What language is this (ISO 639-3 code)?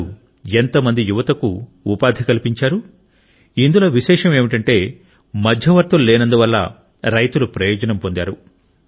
tel